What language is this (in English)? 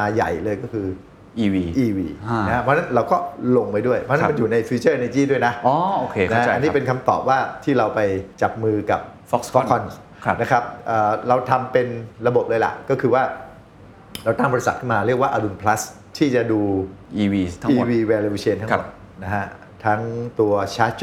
Thai